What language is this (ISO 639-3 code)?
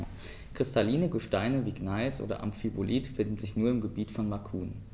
deu